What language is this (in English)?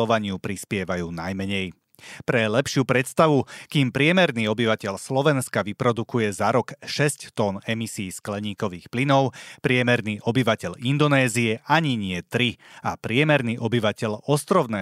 Slovak